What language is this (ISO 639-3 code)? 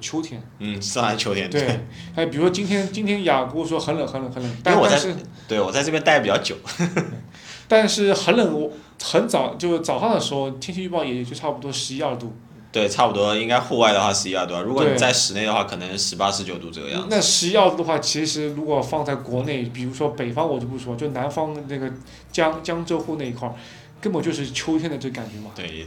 zho